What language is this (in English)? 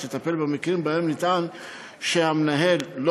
Hebrew